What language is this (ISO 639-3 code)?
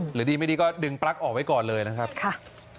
tha